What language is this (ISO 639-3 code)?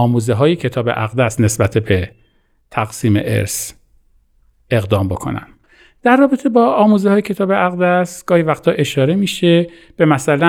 fas